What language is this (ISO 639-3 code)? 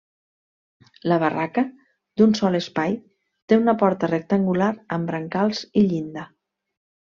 cat